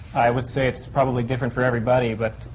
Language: English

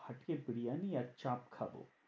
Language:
Bangla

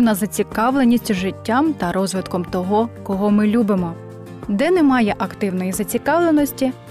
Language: Ukrainian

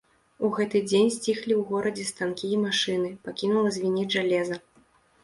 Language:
Belarusian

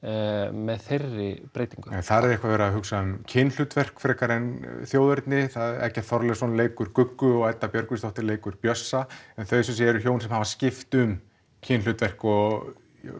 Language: Icelandic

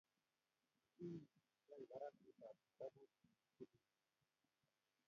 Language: Kalenjin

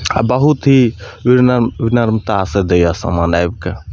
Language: Maithili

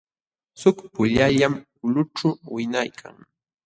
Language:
Jauja Wanca Quechua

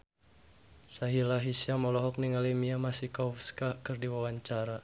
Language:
Sundanese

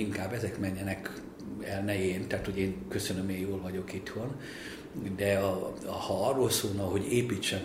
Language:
Hungarian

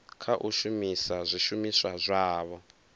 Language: Venda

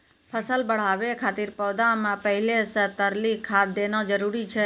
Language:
Maithili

